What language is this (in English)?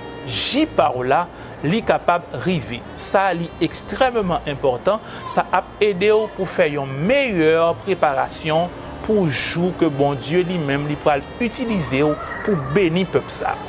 French